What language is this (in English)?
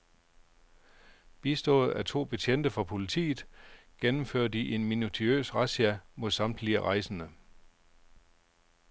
Danish